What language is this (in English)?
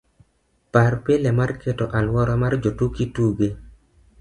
Luo (Kenya and Tanzania)